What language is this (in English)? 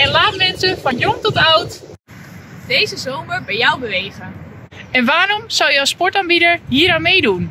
Dutch